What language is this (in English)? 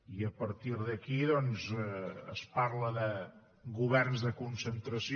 Catalan